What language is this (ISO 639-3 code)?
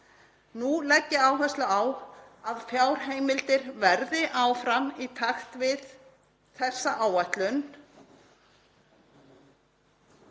isl